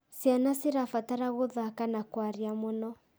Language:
Kikuyu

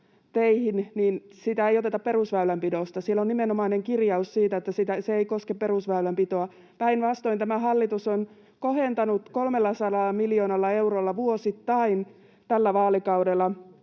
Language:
Finnish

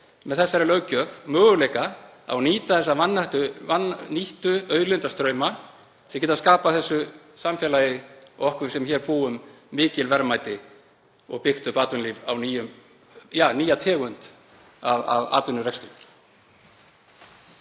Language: Icelandic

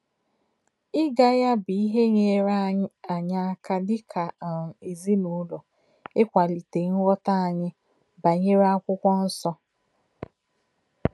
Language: Igbo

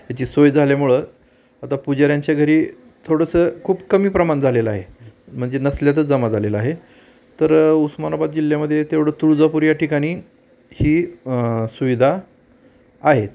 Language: Marathi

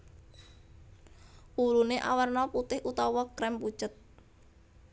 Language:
Javanese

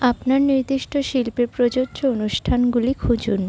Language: Bangla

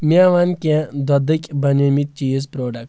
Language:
Kashmiri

